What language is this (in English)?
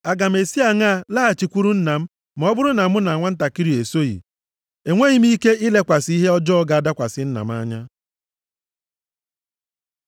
Igbo